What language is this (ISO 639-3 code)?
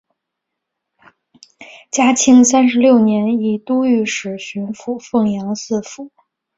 zho